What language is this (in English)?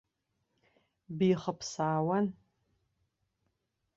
Abkhazian